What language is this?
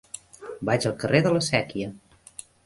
Catalan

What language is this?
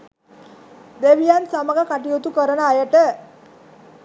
Sinhala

